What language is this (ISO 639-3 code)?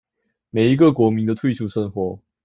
zho